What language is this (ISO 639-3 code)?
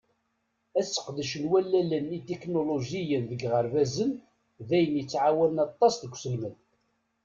kab